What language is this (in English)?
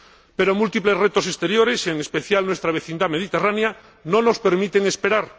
Spanish